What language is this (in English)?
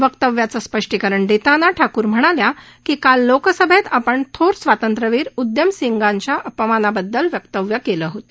Marathi